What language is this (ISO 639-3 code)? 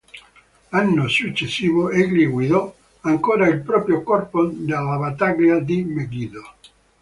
ita